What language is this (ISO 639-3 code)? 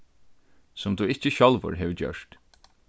fao